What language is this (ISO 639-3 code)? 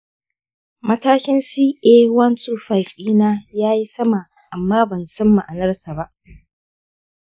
hau